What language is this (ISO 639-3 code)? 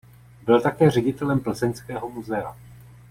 ces